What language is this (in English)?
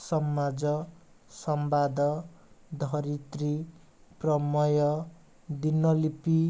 Odia